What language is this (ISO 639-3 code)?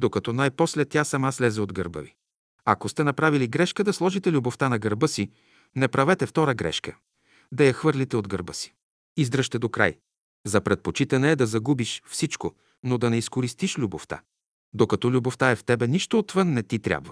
bul